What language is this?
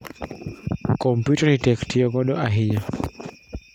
Luo (Kenya and Tanzania)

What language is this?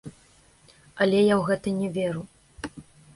Belarusian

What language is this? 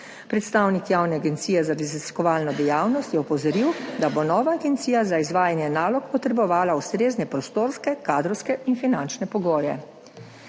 Slovenian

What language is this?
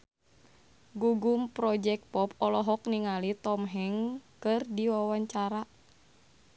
Sundanese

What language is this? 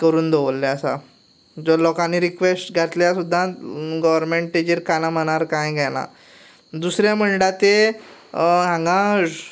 Konkani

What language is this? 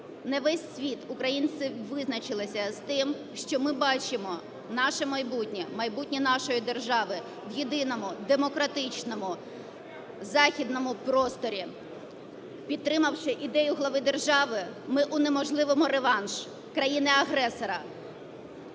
Ukrainian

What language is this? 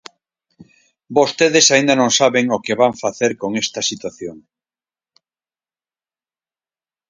Galician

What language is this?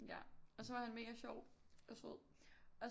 Danish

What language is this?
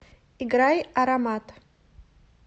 Russian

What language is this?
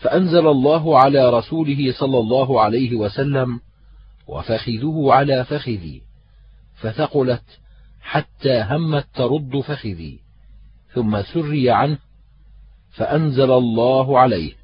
Arabic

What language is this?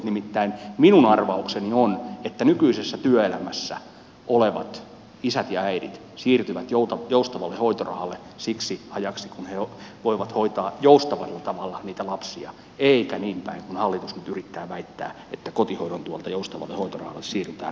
Finnish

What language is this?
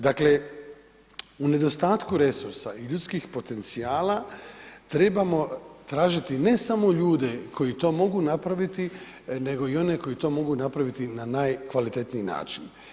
Croatian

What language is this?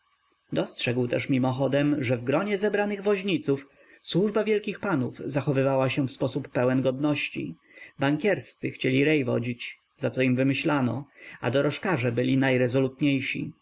Polish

